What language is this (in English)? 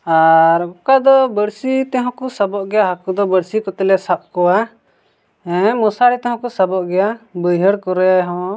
Santali